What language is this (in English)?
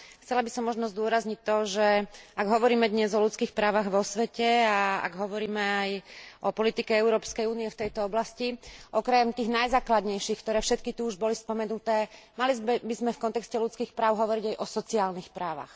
Slovak